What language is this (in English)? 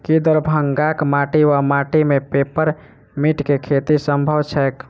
Maithili